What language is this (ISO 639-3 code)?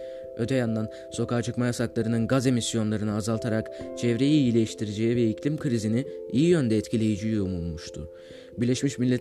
tur